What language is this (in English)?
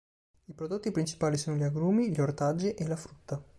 Italian